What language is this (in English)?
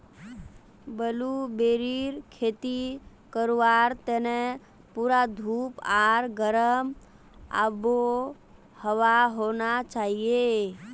Magahi